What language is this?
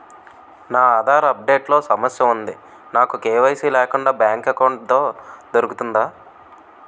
Telugu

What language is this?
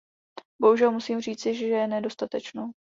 Czech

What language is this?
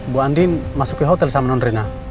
Indonesian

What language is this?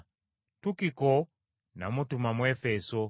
Ganda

